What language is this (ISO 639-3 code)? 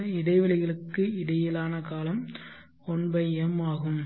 tam